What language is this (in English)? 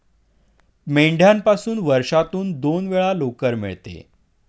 Marathi